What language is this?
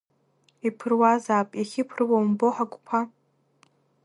Abkhazian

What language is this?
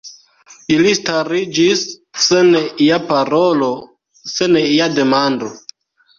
Esperanto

